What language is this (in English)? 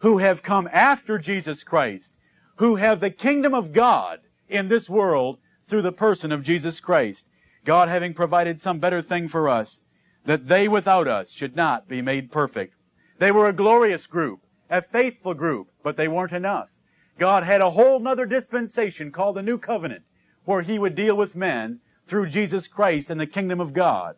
English